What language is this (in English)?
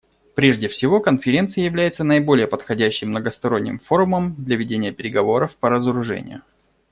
Russian